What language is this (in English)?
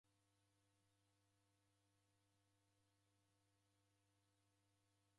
Taita